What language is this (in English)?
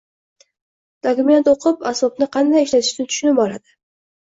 Uzbek